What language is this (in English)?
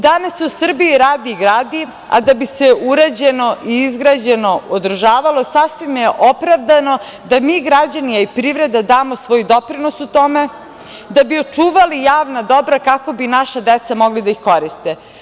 Serbian